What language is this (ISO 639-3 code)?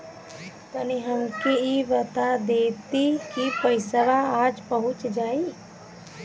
bho